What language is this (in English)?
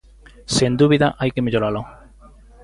Galician